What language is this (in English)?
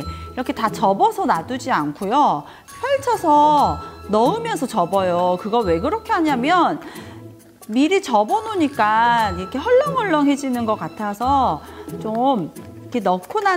Korean